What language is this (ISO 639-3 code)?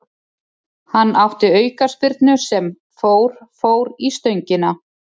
isl